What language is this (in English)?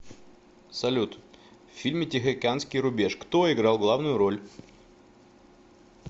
Russian